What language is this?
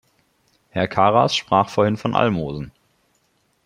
German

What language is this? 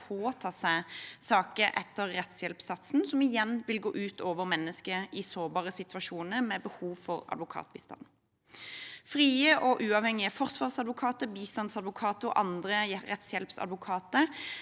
Norwegian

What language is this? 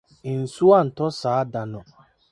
Akan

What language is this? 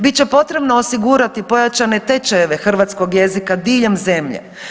Croatian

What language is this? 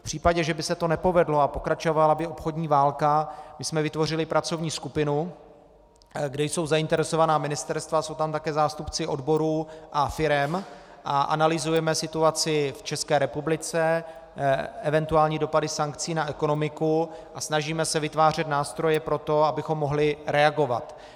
Czech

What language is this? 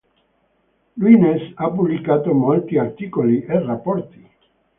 Italian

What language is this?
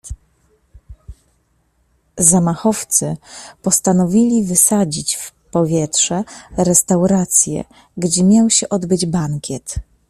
Polish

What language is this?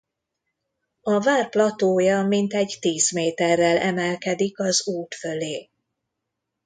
Hungarian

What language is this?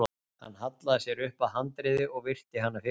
Icelandic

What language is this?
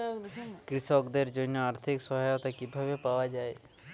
Bangla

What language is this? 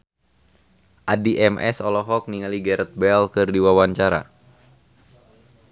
Sundanese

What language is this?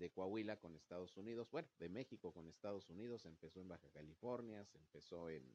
Spanish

